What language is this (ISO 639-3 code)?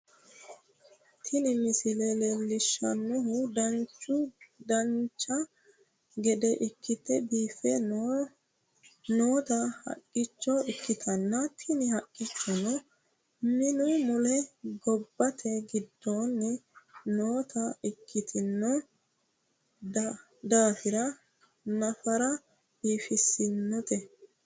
sid